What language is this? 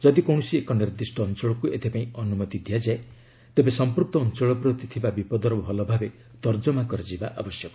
Odia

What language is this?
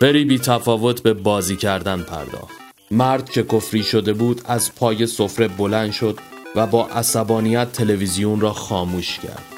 Persian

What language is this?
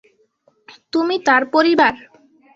Bangla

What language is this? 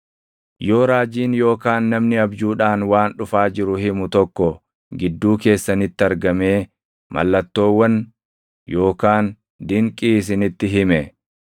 Oromo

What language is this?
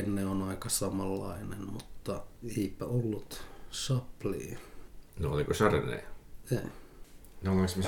Finnish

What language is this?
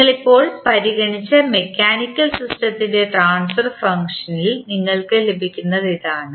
Malayalam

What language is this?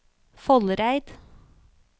Norwegian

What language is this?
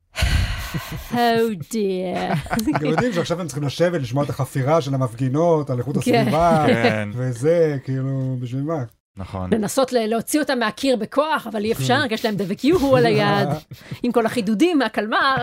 Hebrew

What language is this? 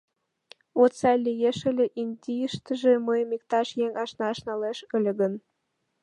Mari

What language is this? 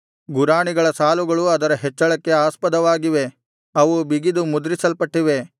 Kannada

